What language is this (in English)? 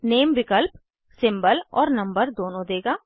Hindi